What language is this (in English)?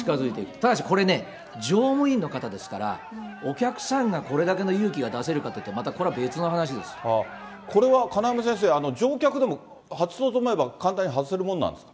Japanese